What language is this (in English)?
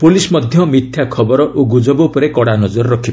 Odia